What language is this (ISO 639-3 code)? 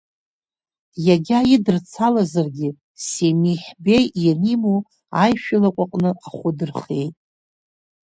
abk